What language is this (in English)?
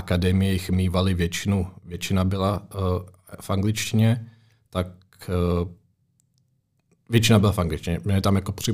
Czech